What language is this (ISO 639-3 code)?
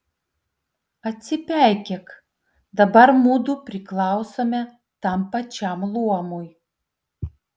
lit